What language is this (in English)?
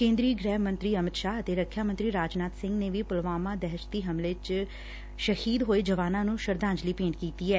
Punjabi